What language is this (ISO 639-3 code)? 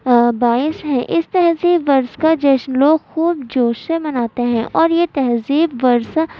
urd